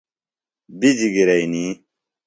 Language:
Phalura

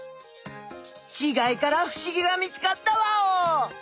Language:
Japanese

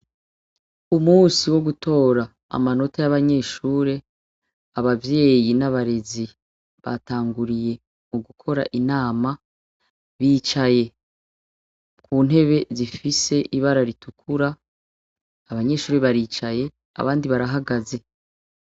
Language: Rundi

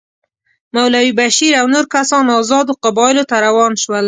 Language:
Pashto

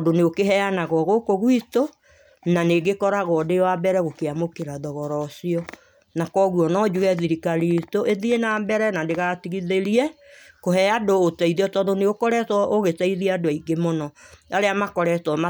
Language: Kikuyu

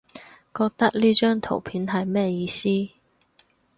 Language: Cantonese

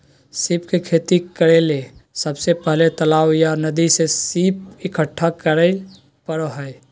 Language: Magahi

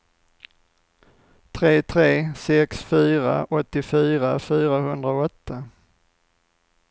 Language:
Swedish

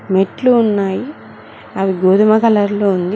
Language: Telugu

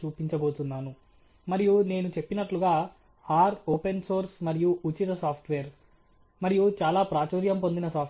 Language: Telugu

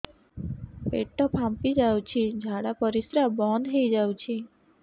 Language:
Odia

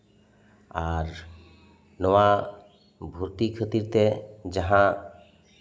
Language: Santali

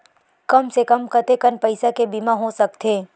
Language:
Chhattisgarhi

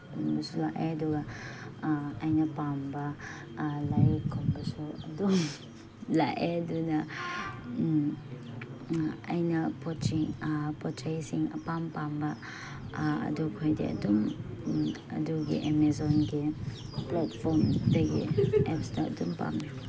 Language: Manipuri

